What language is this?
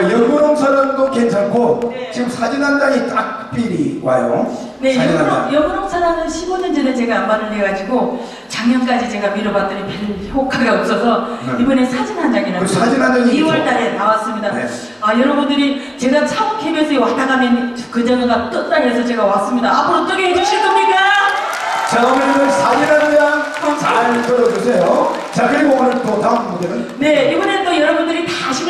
Korean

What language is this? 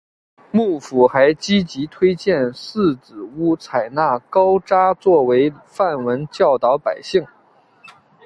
Chinese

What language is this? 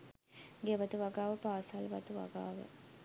Sinhala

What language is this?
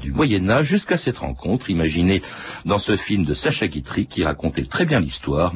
French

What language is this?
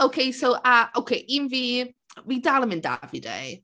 Welsh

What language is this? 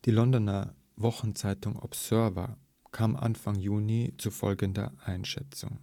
German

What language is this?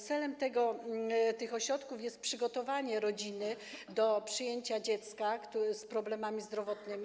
Polish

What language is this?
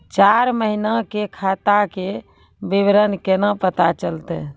Maithili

